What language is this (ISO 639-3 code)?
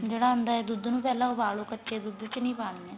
pan